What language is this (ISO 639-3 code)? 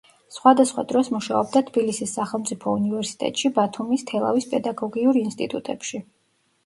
kat